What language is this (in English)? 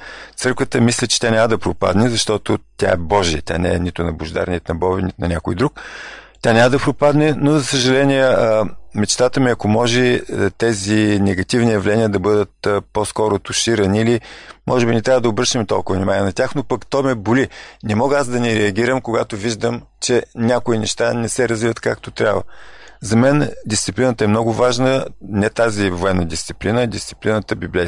Bulgarian